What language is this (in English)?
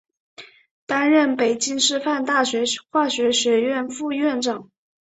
Chinese